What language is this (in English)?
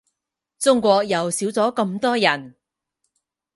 Cantonese